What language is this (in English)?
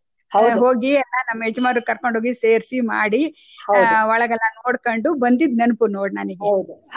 Kannada